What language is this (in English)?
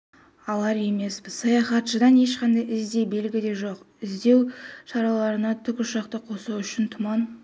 Kazakh